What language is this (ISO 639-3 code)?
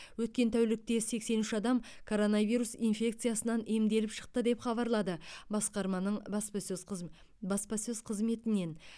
kaz